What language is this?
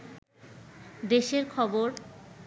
Bangla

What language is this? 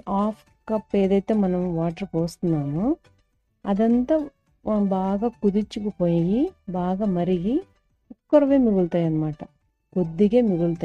Telugu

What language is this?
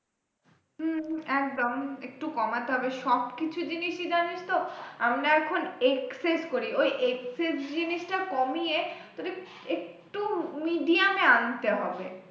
Bangla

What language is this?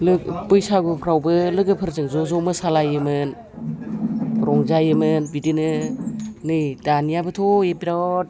Bodo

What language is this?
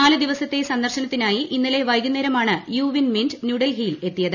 Malayalam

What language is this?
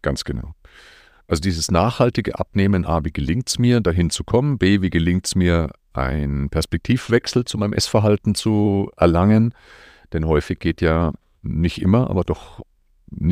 German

